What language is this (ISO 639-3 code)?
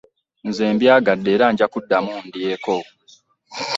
lug